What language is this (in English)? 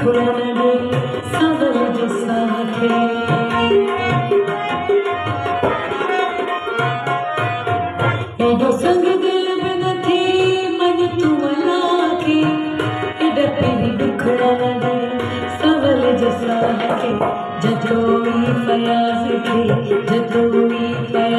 Arabic